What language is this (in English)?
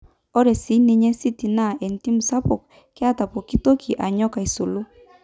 Masai